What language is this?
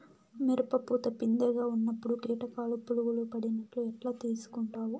Telugu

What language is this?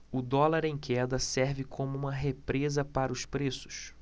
Portuguese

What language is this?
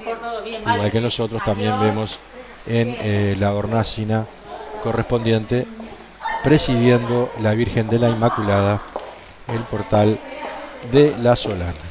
Spanish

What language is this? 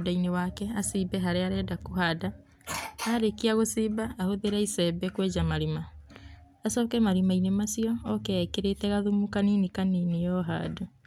Kikuyu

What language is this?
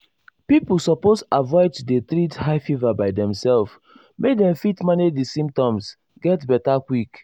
Nigerian Pidgin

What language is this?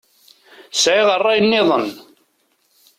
Kabyle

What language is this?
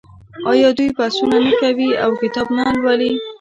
Pashto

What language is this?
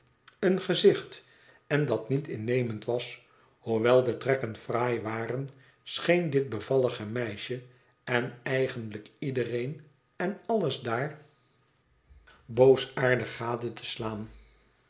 Dutch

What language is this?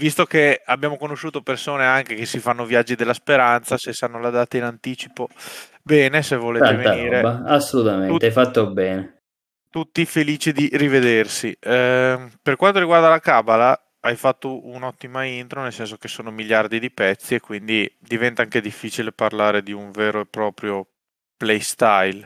Italian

